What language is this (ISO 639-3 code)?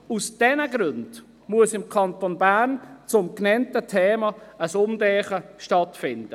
gsw